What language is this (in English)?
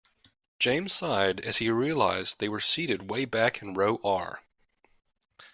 English